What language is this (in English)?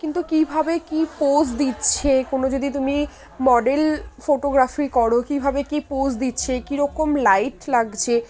Bangla